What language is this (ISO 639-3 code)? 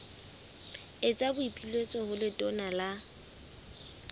sot